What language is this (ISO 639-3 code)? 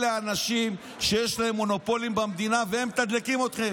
heb